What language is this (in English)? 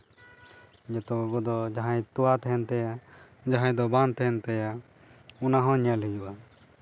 Santali